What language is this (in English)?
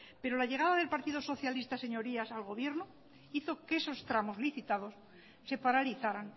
Spanish